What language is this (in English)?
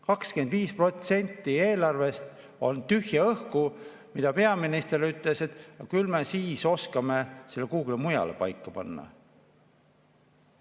Estonian